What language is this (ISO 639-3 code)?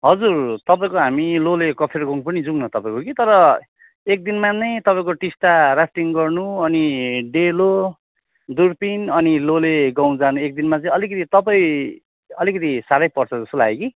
nep